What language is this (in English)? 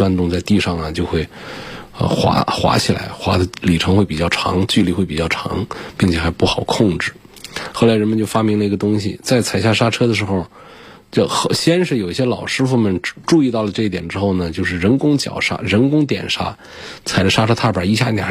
Chinese